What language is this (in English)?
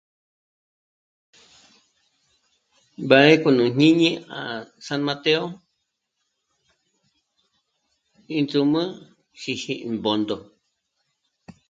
Michoacán Mazahua